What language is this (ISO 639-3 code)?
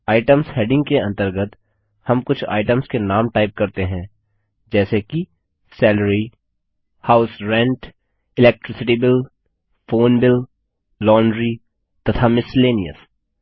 hin